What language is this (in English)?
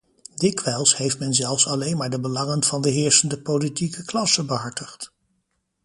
Dutch